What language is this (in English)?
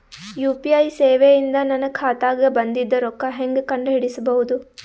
Kannada